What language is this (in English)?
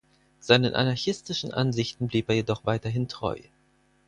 German